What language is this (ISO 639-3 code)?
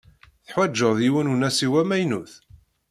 kab